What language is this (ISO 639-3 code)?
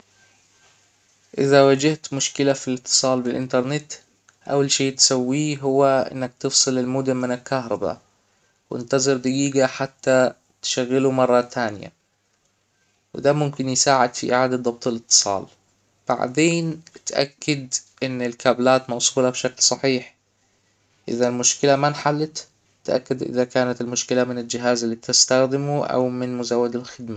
acw